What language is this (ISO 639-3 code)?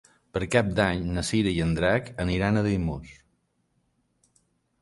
cat